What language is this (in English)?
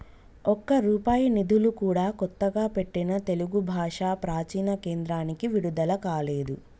Telugu